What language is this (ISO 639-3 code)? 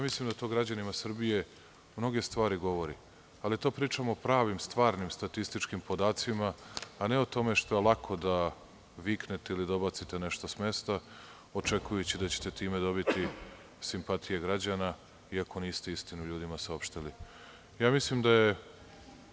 srp